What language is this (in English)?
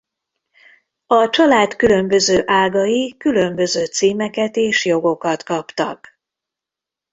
Hungarian